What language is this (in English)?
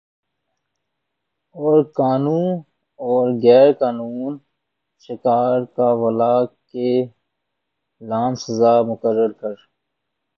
Urdu